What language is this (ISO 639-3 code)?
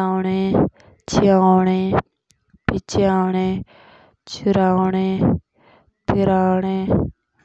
jns